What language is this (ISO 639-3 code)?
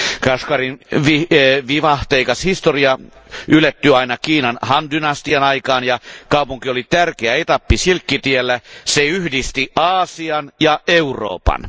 fin